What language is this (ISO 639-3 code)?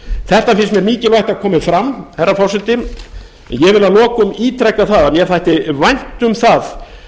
isl